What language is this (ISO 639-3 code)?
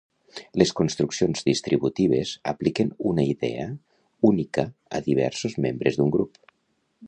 cat